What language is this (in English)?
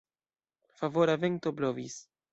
Esperanto